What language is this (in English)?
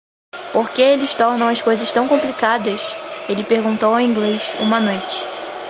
Portuguese